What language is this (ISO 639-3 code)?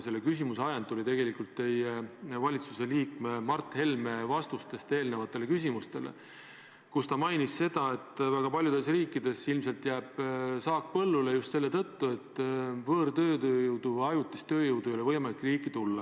est